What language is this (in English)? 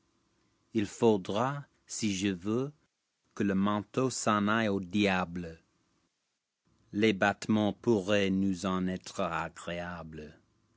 French